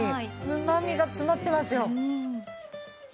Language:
Japanese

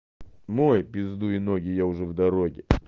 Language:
Russian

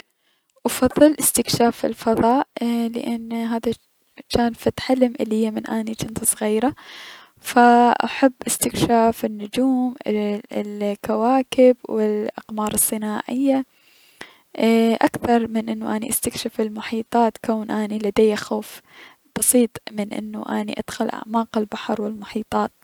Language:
Mesopotamian Arabic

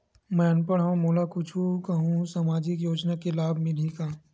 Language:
Chhattisgarhi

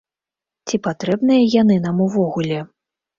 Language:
Belarusian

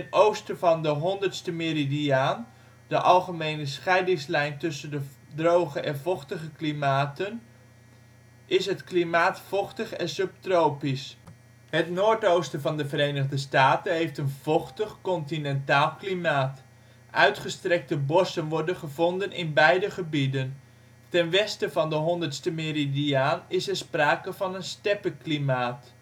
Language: Dutch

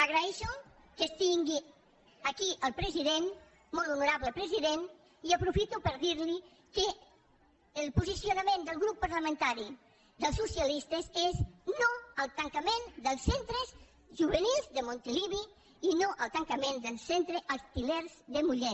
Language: Catalan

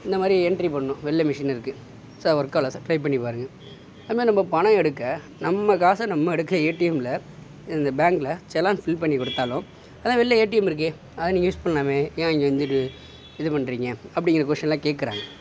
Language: Tamil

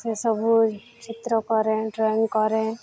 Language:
Odia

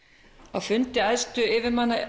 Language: Icelandic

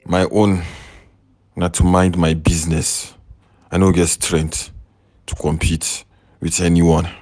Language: Nigerian Pidgin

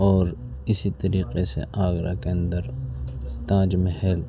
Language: Urdu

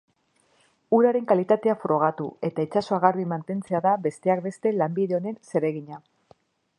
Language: Basque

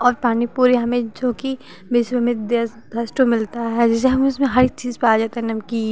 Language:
Hindi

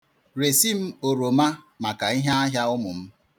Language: Igbo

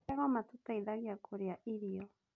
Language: Kikuyu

